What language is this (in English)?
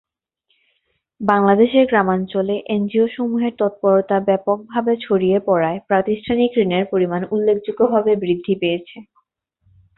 Bangla